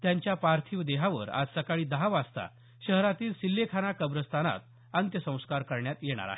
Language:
Marathi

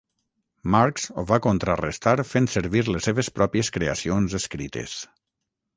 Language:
Catalan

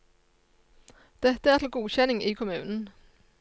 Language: Norwegian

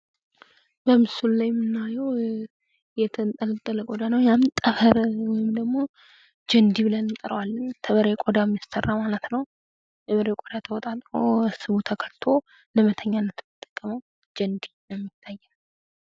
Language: Amharic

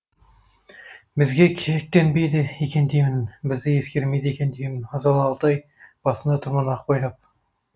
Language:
Kazakh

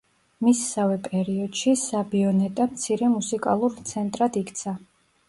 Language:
Georgian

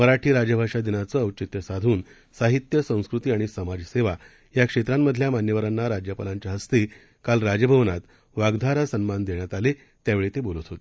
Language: Marathi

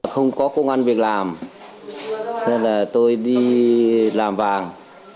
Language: Vietnamese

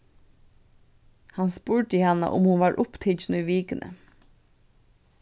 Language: Faroese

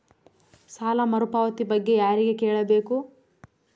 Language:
Kannada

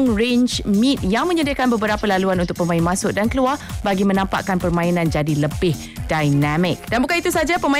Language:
Malay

